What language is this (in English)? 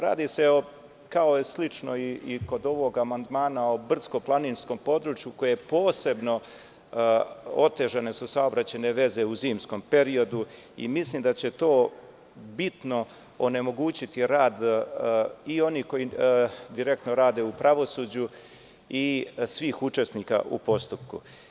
Serbian